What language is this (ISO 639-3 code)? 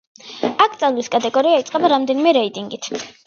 kat